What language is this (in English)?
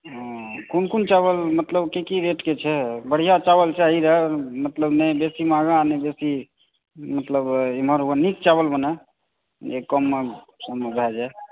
Maithili